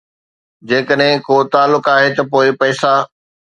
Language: Sindhi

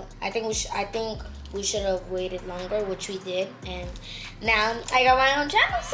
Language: English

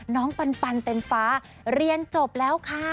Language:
Thai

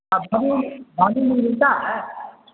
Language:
Urdu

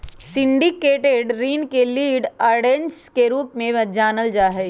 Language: Magahi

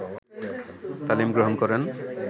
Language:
Bangla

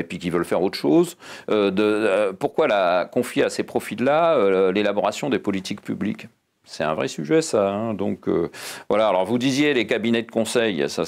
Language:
French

